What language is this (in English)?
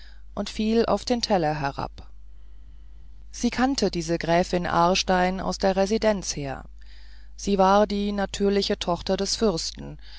German